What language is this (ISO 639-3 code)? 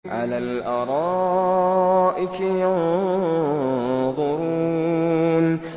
ara